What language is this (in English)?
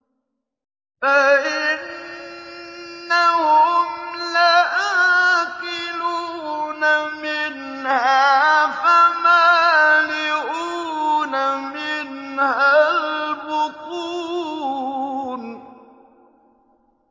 Arabic